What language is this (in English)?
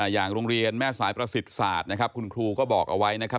Thai